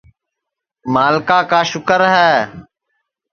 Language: Sansi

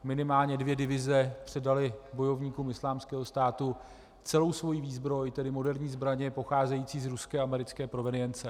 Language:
Czech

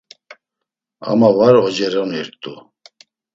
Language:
Laz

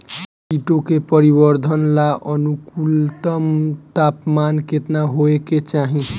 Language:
Bhojpuri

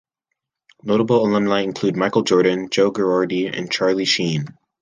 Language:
English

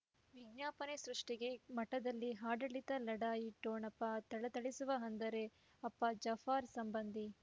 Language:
Kannada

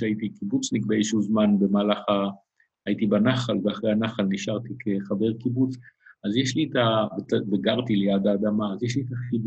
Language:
Hebrew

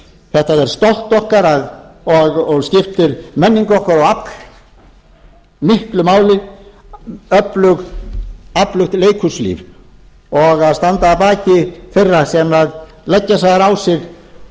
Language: Icelandic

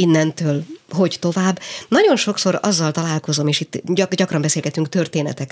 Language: Hungarian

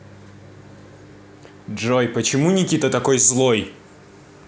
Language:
Russian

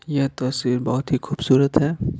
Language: Hindi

